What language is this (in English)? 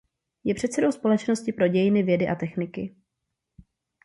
Czech